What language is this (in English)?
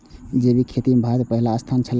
Maithili